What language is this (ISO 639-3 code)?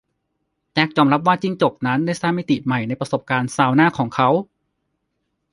tha